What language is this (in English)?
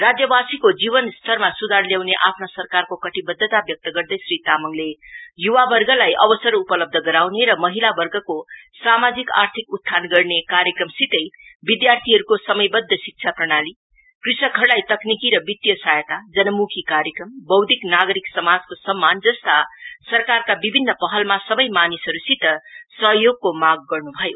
Nepali